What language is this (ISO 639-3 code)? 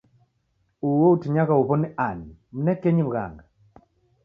dav